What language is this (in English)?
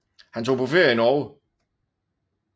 Danish